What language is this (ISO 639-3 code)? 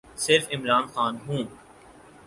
urd